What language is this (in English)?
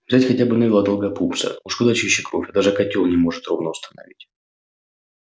Russian